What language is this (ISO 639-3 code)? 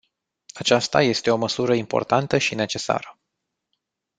ron